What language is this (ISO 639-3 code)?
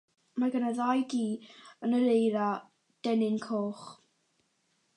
cym